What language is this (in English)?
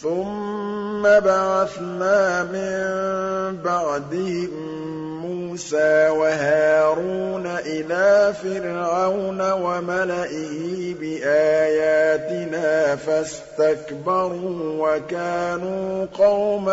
Arabic